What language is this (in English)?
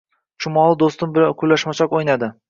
Uzbek